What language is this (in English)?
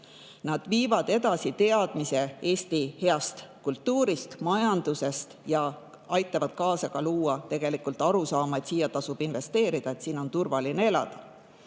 Estonian